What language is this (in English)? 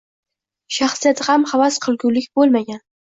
Uzbek